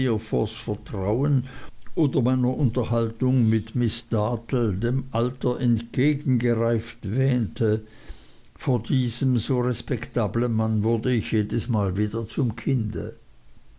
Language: German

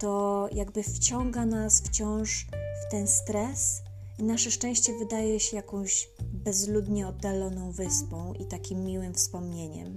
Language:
Polish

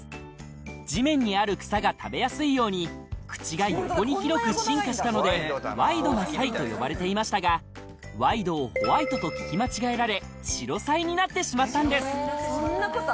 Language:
Japanese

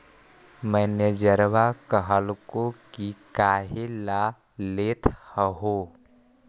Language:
Magahi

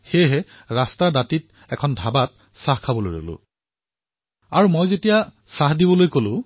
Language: Assamese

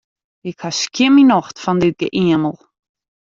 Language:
Western Frisian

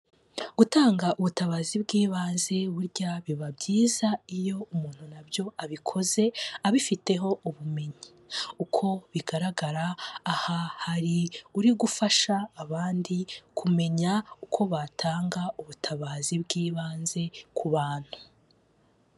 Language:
Kinyarwanda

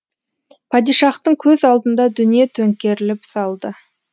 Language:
Kazakh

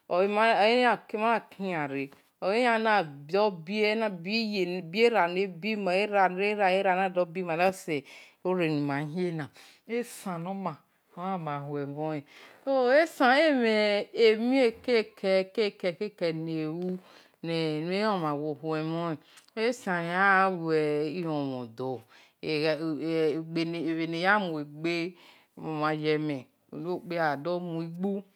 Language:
Esan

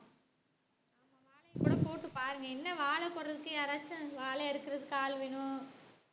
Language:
Tamil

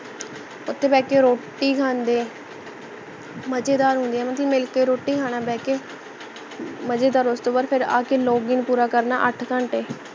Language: Punjabi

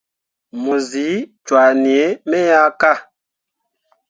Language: Mundang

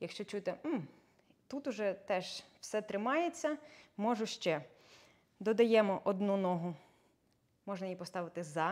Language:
Ukrainian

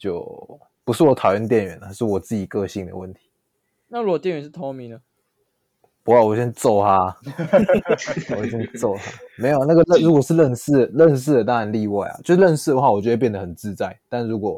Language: Chinese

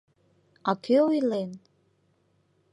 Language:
Mari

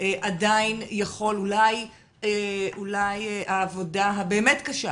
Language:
Hebrew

